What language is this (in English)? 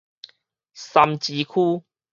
Min Nan Chinese